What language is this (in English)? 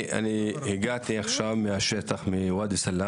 Hebrew